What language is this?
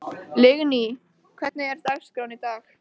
Icelandic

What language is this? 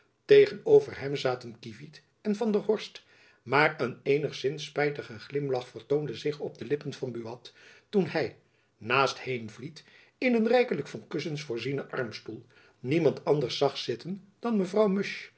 Dutch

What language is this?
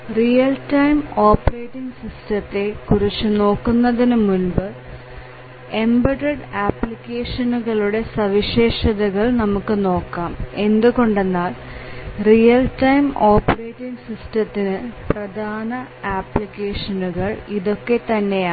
Malayalam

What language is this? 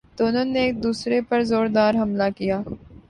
Urdu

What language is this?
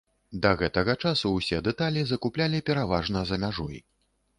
Belarusian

